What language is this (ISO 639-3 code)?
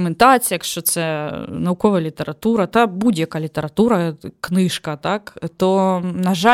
ukr